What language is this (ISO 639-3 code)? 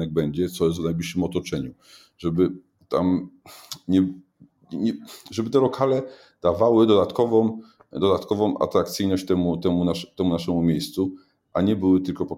pol